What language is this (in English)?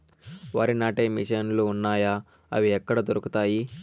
Telugu